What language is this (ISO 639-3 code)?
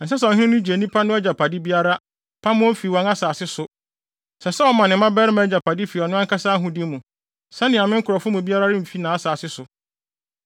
aka